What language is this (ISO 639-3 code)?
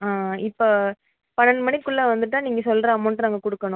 tam